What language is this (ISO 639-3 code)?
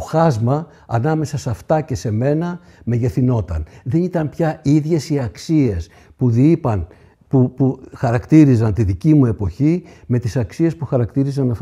ell